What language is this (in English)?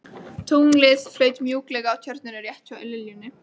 Icelandic